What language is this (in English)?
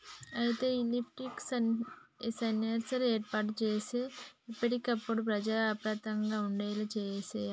Telugu